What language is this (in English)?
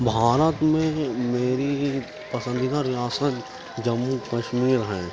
Urdu